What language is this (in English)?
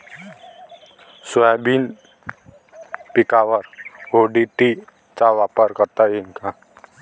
Marathi